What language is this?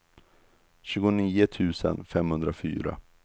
Swedish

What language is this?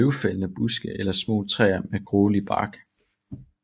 Danish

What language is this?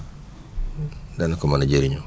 Wolof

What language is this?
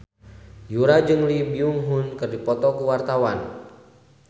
Sundanese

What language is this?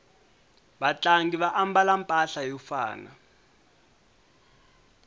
Tsonga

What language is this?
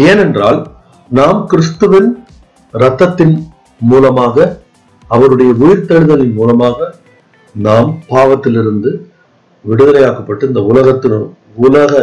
Tamil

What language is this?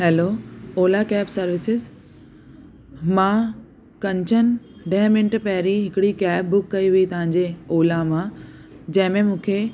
Sindhi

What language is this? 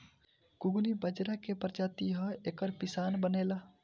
Bhojpuri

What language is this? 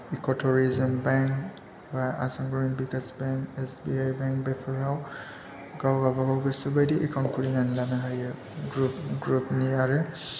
Bodo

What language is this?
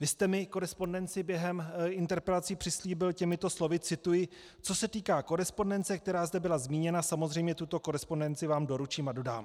Czech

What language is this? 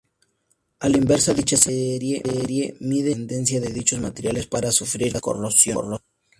Spanish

